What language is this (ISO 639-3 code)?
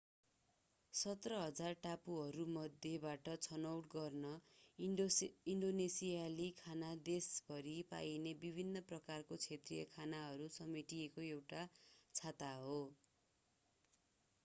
nep